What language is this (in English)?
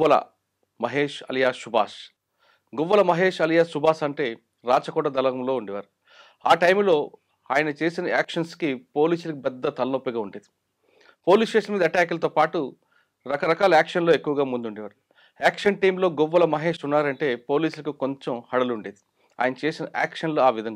Telugu